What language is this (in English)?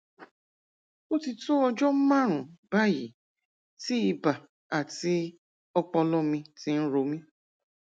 Yoruba